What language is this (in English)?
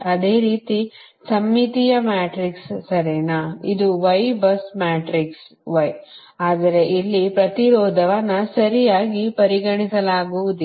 Kannada